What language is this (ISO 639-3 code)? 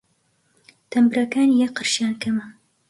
ckb